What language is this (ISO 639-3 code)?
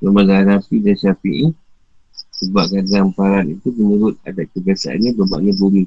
msa